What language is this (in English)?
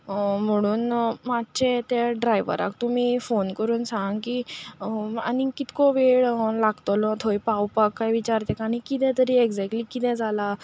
Konkani